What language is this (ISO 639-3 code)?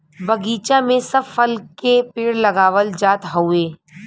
bho